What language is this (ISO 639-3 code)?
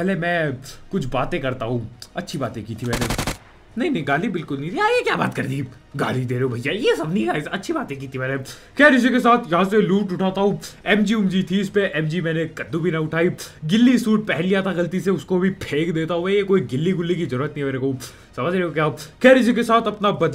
hin